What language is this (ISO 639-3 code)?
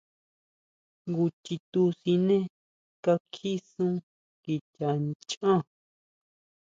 mau